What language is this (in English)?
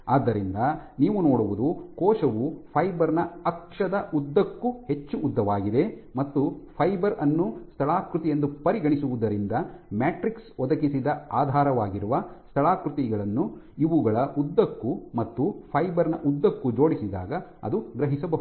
Kannada